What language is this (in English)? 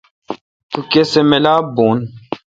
Kalkoti